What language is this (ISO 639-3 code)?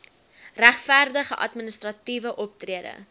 afr